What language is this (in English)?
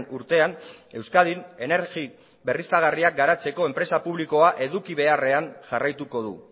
Basque